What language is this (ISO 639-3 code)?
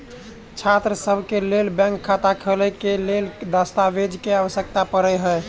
mai